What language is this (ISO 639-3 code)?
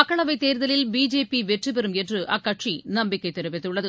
tam